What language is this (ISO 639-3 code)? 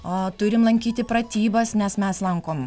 lit